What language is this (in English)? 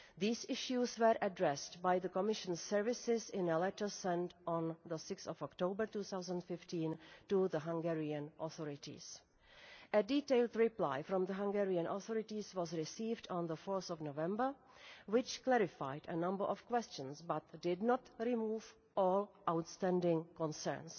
English